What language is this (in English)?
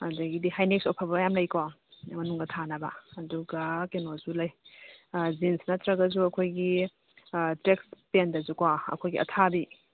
Manipuri